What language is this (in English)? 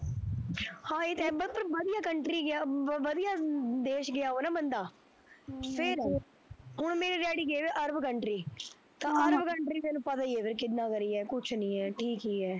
Punjabi